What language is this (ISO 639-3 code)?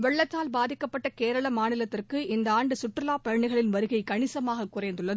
tam